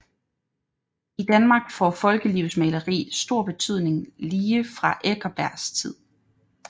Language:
Danish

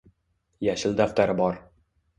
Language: Uzbek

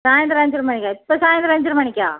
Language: Tamil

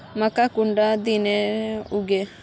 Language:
Magahi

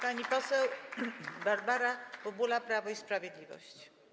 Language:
Polish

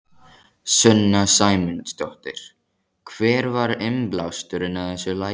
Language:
Icelandic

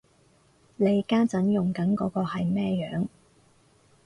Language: Cantonese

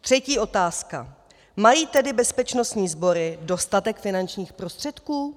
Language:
Czech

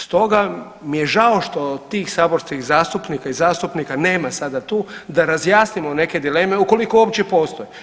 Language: Croatian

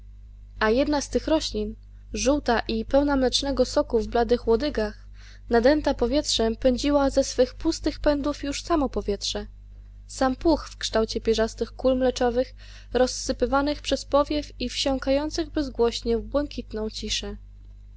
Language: Polish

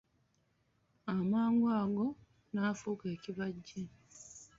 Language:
Ganda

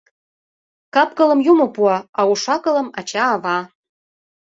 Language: Mari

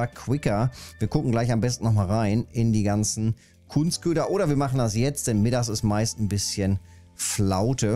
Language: German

